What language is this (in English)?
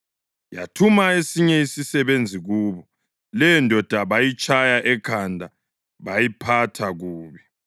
North Ndebele